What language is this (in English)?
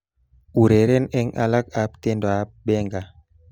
Kalenjin